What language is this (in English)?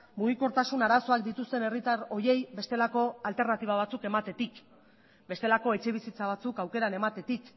Basque